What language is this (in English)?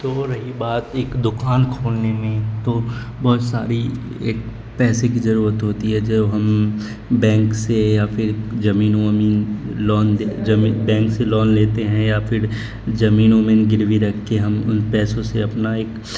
Urdu